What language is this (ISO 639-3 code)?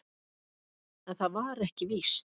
isl